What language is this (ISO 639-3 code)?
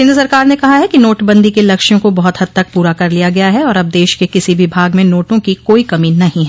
hin